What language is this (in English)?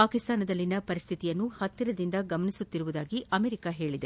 Kannada